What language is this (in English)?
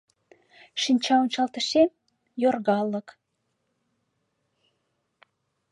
Mari